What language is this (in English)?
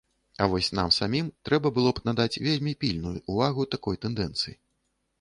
Belarusian